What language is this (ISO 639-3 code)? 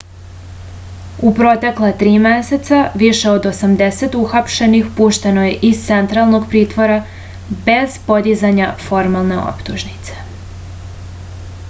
srp